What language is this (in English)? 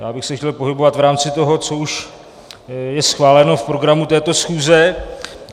Czech